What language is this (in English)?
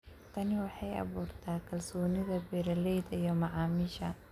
Somali